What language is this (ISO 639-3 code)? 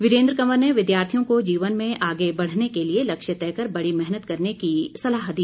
hin